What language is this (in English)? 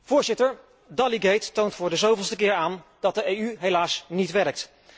Dutch